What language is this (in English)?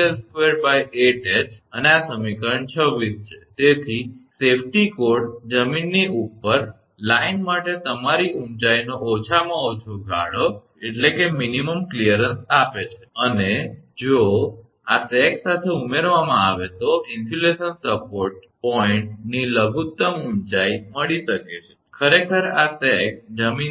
Gujarati